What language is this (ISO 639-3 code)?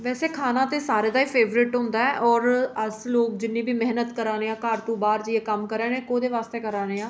doi